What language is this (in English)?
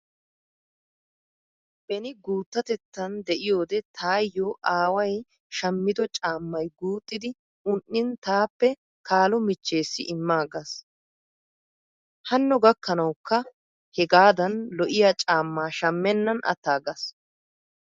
Wolaytta